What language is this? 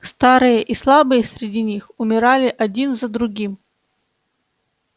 Russian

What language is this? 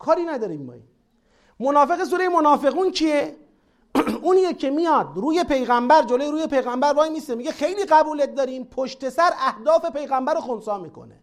Persian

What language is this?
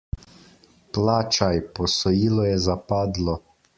Slovenian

